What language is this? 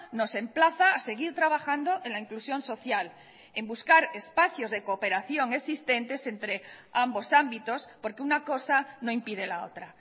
Spanish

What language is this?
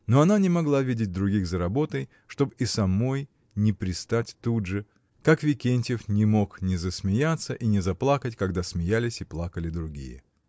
Russian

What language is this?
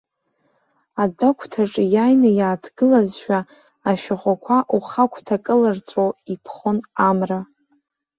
Abkhazian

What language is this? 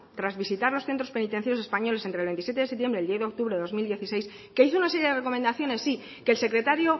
Spanish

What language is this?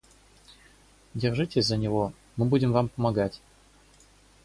Russian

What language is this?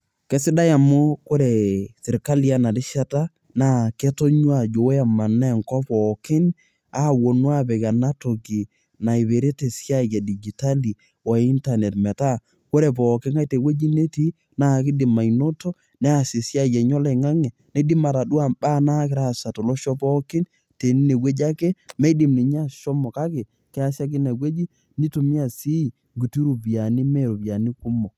Masai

